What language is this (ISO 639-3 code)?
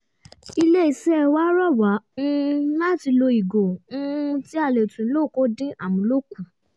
yor